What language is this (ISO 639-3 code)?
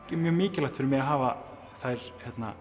isl